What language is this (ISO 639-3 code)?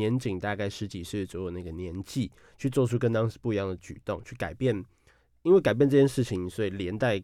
zho